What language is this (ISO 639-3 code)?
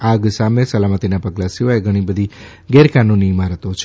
guj